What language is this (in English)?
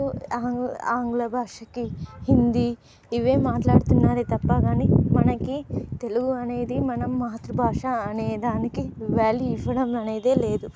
Telugu